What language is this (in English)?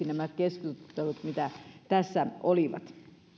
Finnish